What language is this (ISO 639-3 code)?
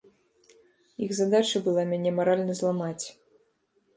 bel